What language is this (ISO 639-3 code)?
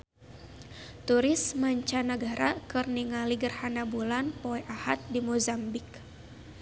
sun